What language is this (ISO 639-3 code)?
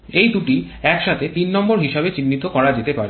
ben